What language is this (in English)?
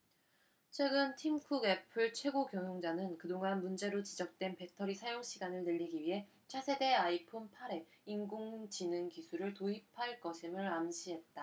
Korean